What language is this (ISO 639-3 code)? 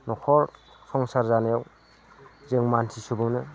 brx